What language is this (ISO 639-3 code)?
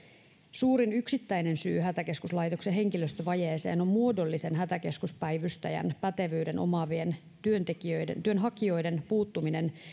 fin